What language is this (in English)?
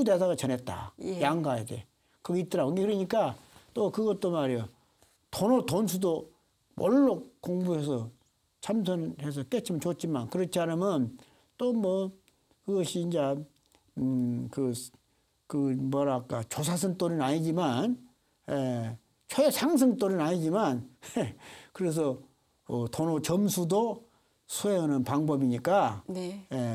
Korean